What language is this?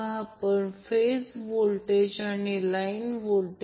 Marathi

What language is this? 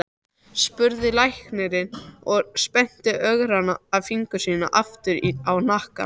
Icelandic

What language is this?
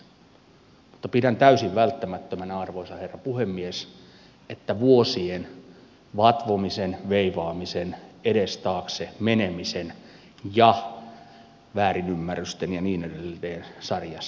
Finnish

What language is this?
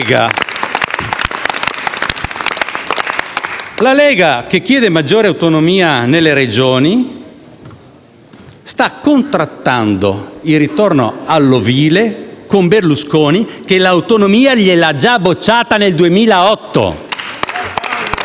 Italian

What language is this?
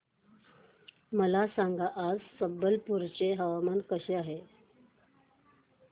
Marathi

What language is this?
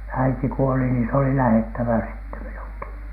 Finnish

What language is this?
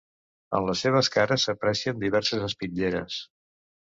Catalan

